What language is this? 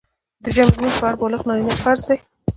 Pashto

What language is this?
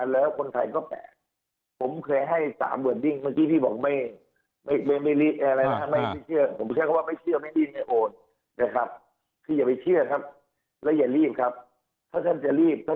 Thai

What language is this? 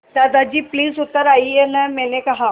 Hindi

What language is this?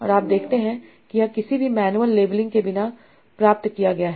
Hindi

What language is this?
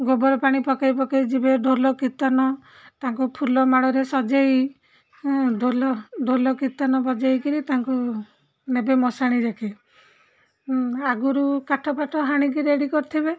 Odia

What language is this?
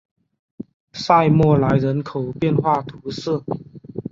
Chinese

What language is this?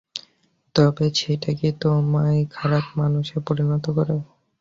Bangla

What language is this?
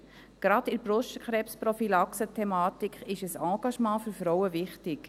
Swiss German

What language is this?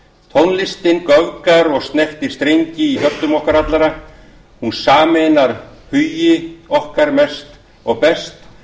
Icelandic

